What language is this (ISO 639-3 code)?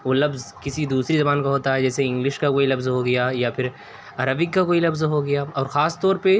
urd